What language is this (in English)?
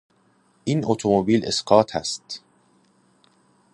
Persian